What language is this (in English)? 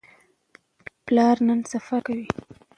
Pashto